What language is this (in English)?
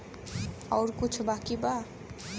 Bhojpuri